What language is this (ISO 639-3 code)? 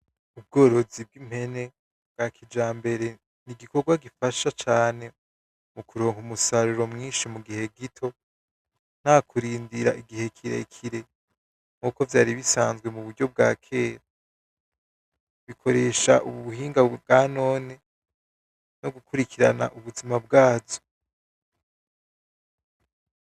run